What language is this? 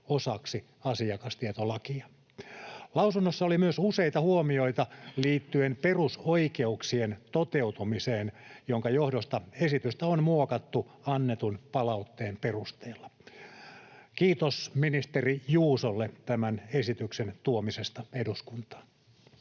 Finnish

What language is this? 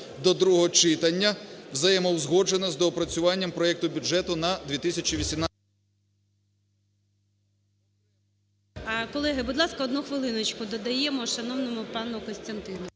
Ukrainian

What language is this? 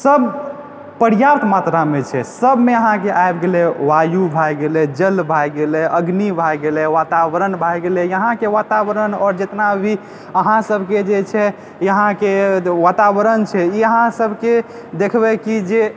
Maithili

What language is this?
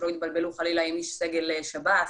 Hebrew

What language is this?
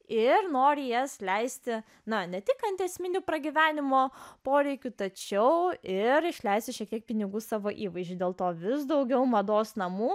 Lithuanian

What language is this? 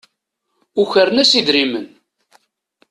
Kabyle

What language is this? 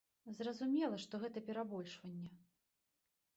Belarusian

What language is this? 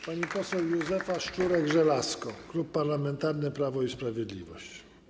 Polish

